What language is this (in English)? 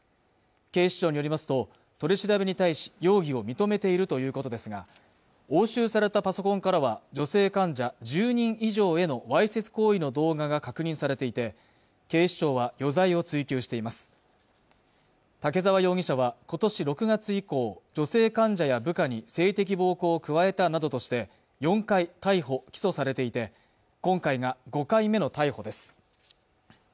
Japanese